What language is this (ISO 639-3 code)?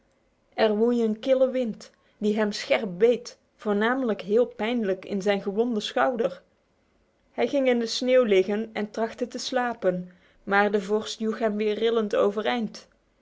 nld